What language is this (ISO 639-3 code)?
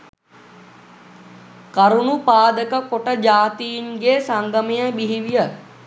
sin